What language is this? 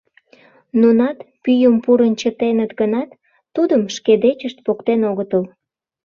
Mari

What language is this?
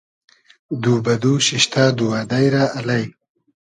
Hazaragi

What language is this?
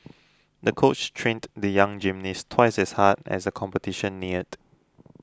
English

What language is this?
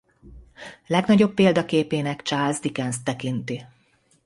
Hungarian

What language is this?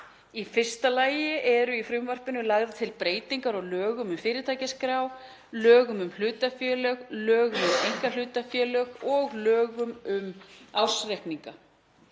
Icelandic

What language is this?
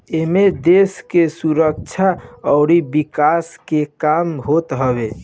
Bhojpuri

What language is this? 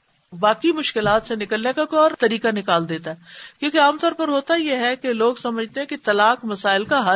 Urdu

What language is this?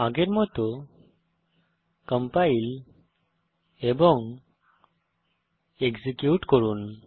Bangla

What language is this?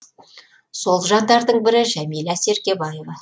Kazakh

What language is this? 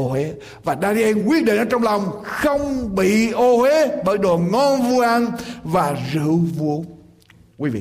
Vietnamese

